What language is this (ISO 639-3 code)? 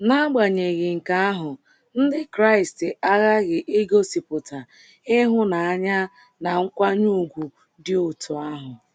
ibo